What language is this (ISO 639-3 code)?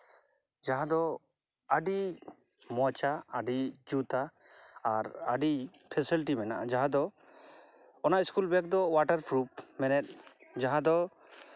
sat